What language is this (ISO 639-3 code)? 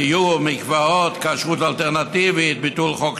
heb